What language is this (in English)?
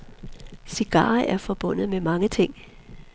Danish